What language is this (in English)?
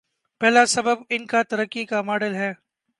Urdu